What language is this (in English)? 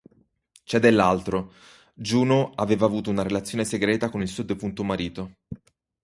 Italian